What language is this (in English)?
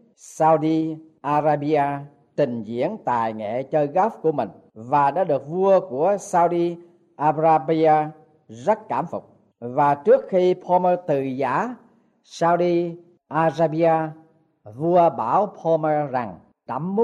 Vietnamese